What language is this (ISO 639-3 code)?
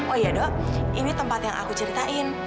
ind